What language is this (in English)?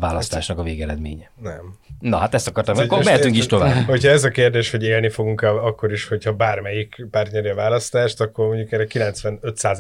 Hungarian